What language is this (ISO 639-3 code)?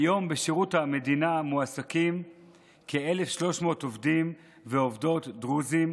heb